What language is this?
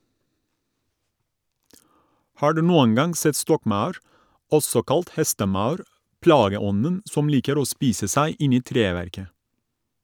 Norwegian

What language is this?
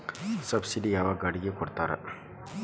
Kannada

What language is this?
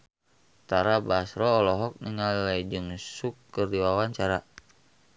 Sundanese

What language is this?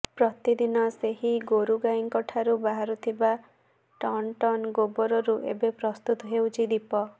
Odia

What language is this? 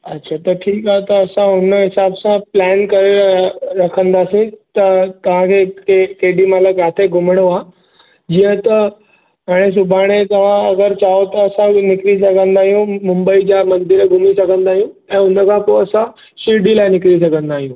Sindhi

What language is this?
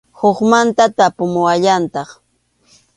Arequipa-La Unión Quechua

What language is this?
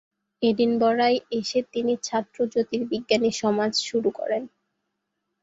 Bangla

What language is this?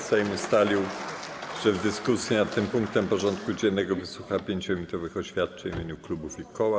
Polish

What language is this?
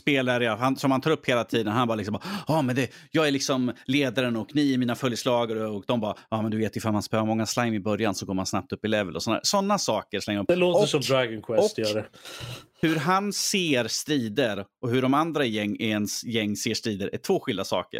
Swedish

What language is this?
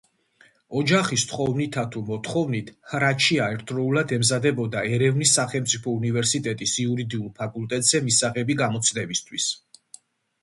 Georgian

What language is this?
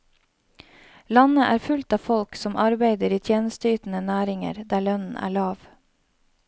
Norwegian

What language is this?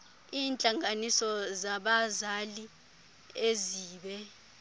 Xhosa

